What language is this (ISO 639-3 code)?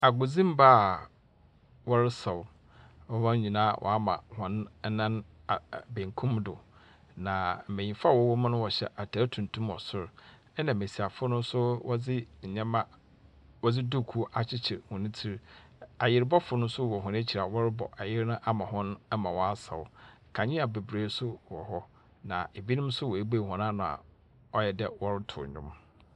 aka